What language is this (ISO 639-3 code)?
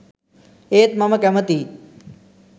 sin